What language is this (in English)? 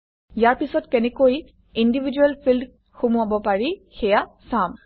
Assamese